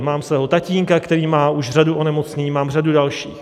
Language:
Czech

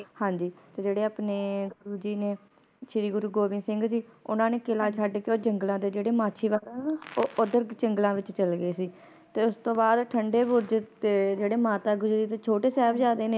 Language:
Punjabi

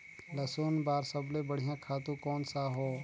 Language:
Chhattisgarhi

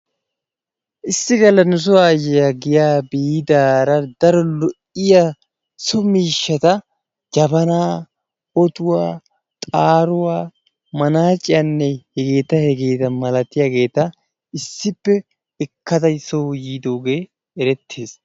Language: Wolaytta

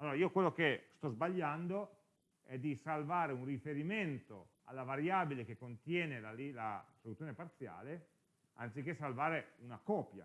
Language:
Italian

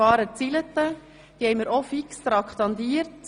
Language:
Swiss German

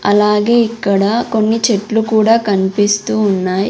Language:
Telugu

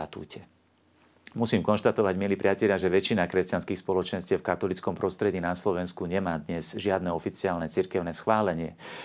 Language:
Slovak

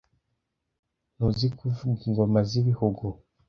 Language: Kinyarwanda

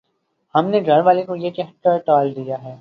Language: Urdu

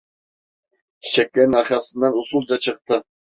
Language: Turkish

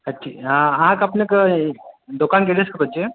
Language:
Maithili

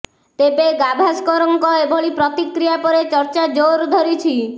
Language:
Odia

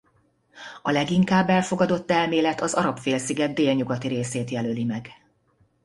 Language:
Hungarian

